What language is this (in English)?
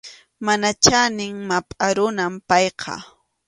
Arequipa-La Unión Quechua